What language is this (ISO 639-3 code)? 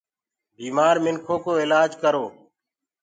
ggg